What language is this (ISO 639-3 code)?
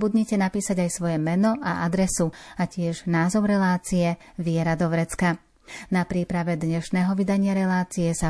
slk